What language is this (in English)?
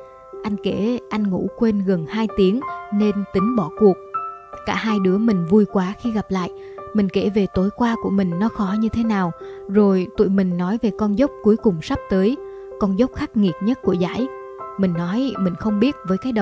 Vietnamese